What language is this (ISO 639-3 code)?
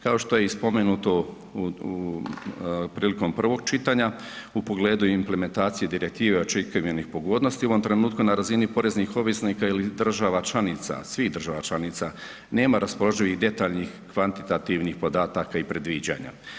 hrv